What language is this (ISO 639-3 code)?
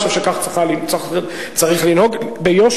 heb